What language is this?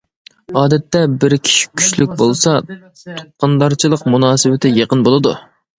Uyghur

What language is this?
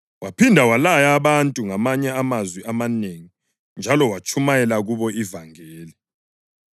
North Ndebele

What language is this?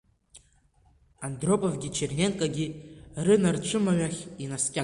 Abkhazian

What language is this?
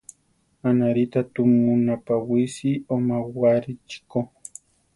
Central Tarahumara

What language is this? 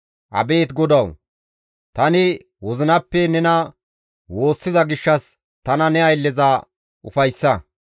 Gamo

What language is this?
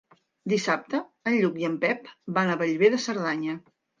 Catalan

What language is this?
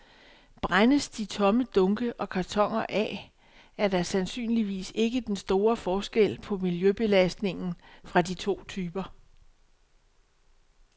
Danish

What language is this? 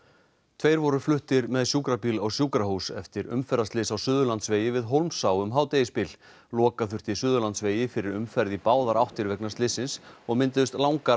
Icelandic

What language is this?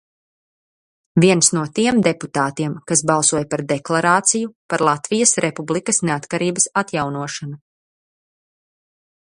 Latvian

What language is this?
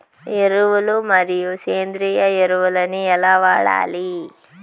Telugu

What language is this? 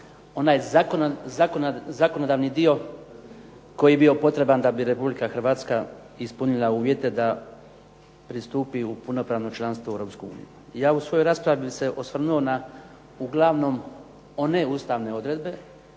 Croatian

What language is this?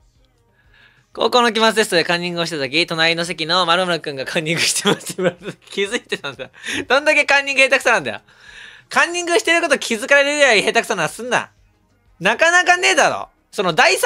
Japanese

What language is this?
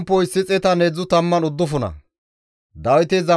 Gamo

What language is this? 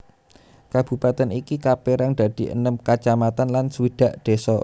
Javanese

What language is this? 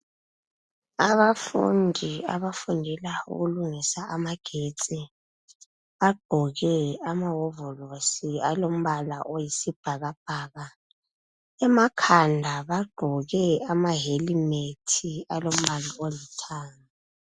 North Ndebele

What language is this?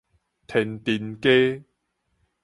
Min Nan Chinese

